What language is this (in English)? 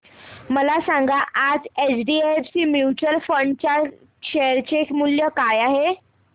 Marathi